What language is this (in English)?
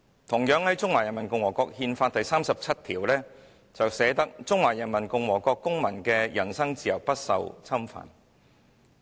Cantonese